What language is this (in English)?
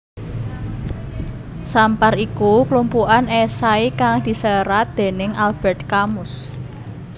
Javanese